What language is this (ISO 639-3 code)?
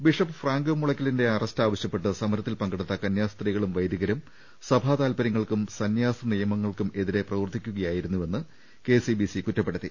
mal